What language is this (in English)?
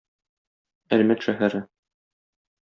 Tatar